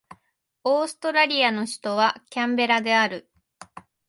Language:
Japanese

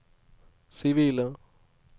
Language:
Norwegian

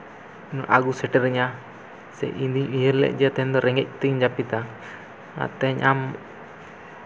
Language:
Santali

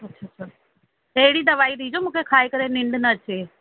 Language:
Sindhi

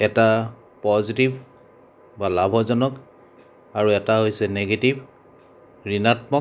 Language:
Assamese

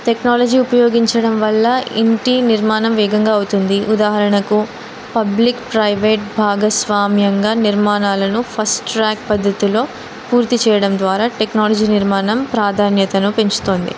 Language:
Telugu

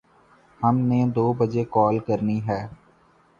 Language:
Urdu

